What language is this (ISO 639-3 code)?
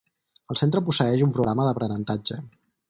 cat